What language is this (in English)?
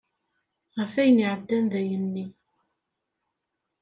Kabyle